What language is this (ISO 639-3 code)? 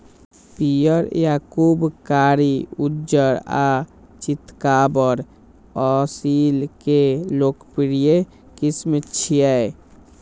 mai